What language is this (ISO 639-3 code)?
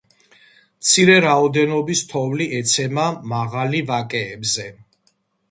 kat